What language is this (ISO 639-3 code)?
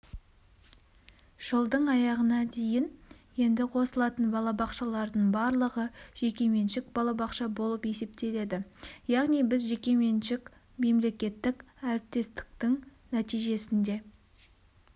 kaz